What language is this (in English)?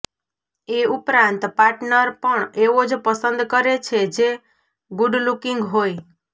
Gujarati